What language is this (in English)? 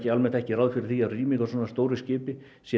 Icelandic